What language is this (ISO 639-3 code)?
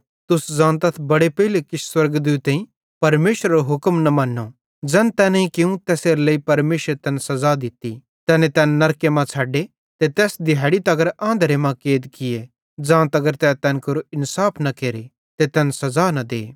bhd